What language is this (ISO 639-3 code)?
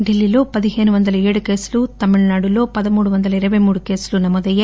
tel